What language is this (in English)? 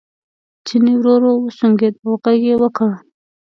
Pashto